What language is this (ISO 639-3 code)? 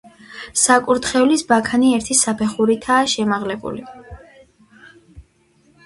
kat